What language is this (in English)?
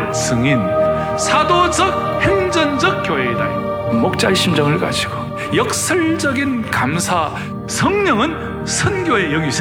Korean